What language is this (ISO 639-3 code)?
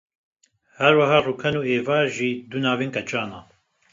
kur